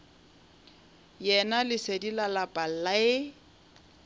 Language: Northern Sotho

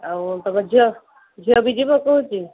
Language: Odia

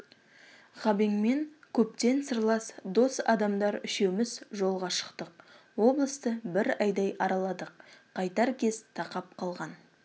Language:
Kazakh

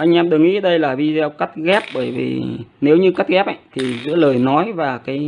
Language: Vietnamese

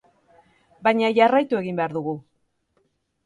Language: Basque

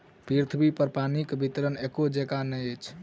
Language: Maithili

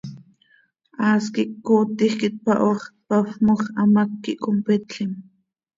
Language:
Seri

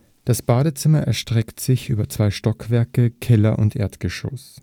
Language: German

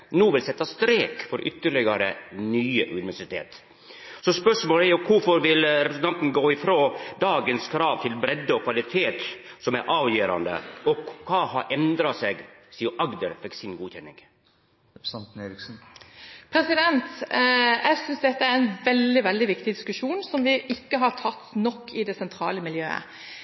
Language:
Norwegian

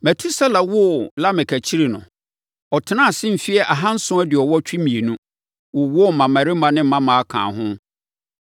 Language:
Akan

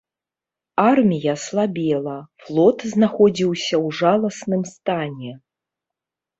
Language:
Belarusian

